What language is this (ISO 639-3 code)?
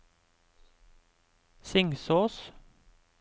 nor